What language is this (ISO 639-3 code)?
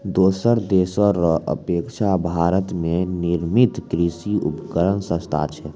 mai